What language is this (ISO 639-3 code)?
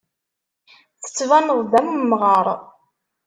kab